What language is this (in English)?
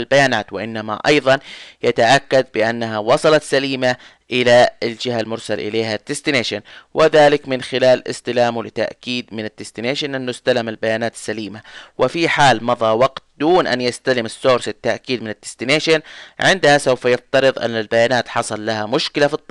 Arabic